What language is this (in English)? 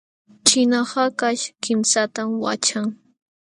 Jauja Wanca Quechua